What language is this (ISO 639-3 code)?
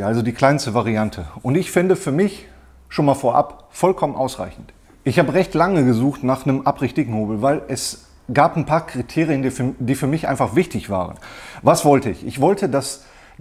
deu